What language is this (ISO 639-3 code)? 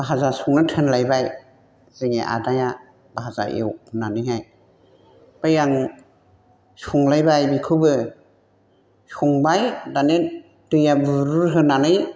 brx